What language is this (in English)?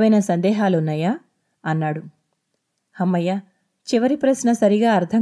Telugu